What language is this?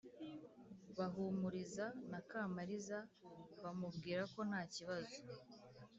Kinyarwanda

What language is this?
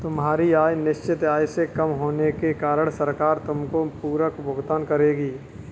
Hindi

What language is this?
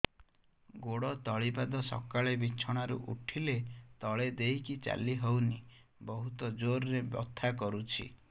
Odia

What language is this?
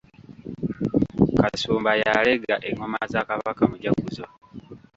Ganda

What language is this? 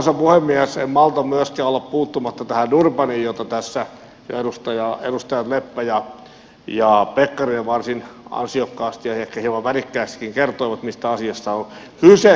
Finnish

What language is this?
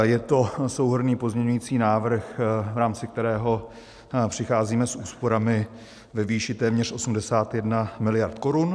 Czech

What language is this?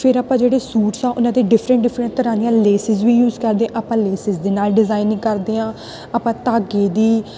Punjabi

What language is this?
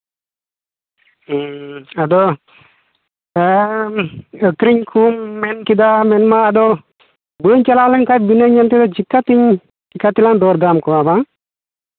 Santali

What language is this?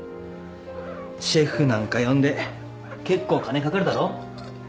Japanese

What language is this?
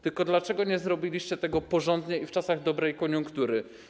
Polish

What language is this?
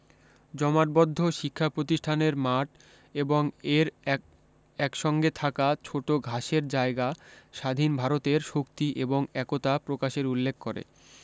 Bangla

